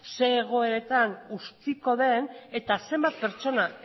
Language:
Basque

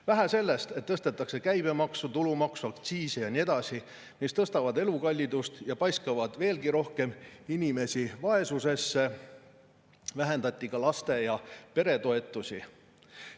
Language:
Estonian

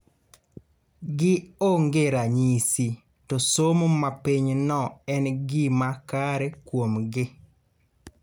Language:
Luo (Kenya and Tanzania)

